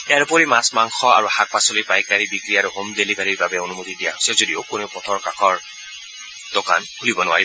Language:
Assamese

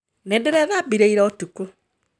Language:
Kikuyu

